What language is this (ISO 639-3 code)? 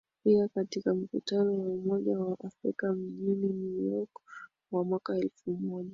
swa